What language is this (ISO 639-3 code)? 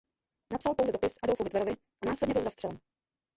ces